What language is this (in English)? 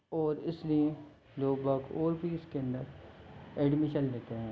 Hindi